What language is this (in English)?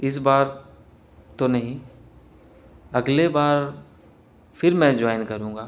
Urdu